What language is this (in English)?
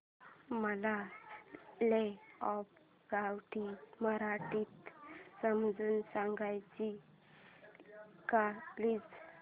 Marathi